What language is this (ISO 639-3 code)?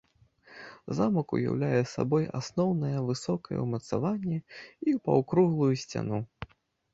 bel